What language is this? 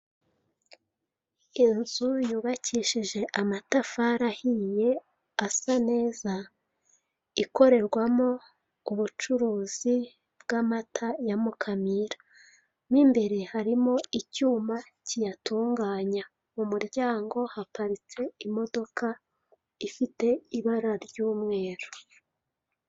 Kinyarwanda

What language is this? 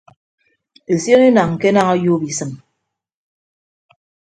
Ibibio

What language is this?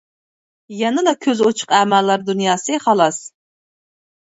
Uyghur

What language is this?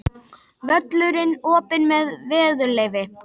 Icelandic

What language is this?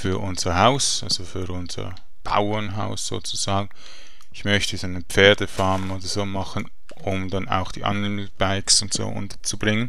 German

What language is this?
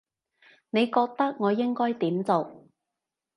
Cantonese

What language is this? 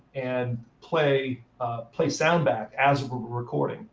English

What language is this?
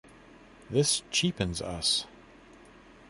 English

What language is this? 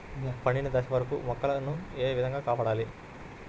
Telugu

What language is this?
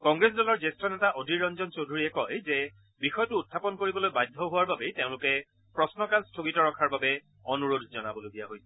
Assamese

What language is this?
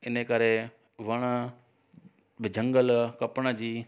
Sindhi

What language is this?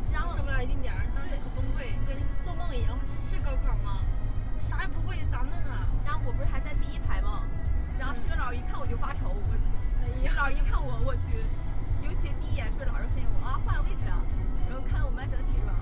Chinese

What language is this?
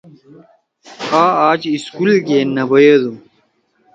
Torwali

